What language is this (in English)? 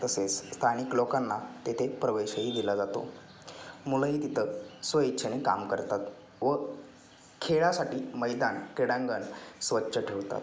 Marathi